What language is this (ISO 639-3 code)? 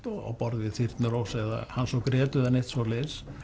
isl